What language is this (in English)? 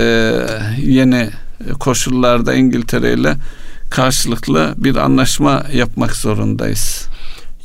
Turkish